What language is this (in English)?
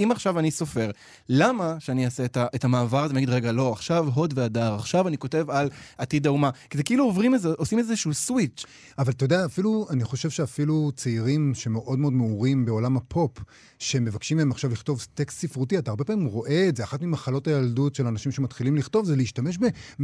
Hebrew